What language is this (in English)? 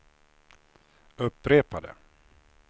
Swedish